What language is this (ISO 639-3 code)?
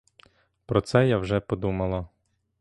ukr